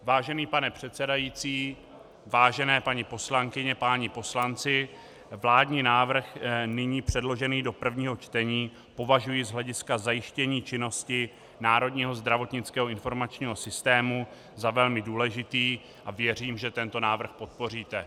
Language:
Czech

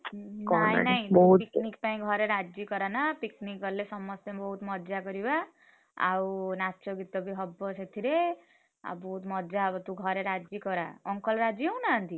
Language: Odia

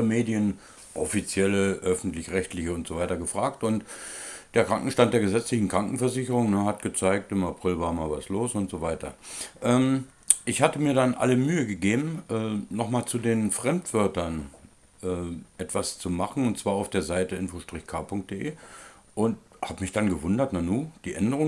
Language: German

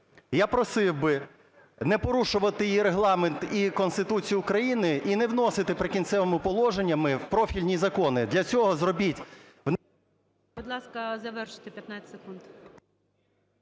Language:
Ukrainian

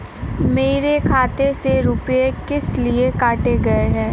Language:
Hindi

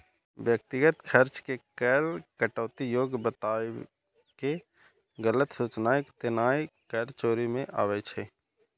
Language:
Maithili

